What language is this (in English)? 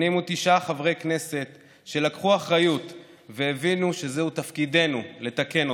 Hebrew